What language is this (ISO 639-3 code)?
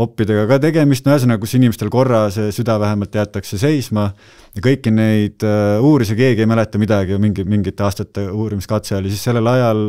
fin